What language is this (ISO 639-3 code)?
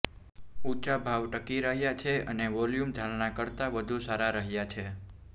guj